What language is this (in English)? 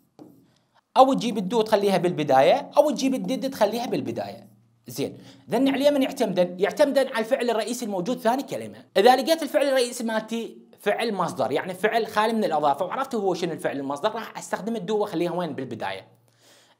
Arabic